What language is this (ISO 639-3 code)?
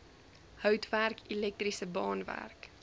afr